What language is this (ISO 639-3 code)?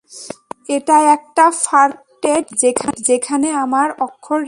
ben